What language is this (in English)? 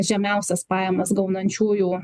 Lithuanian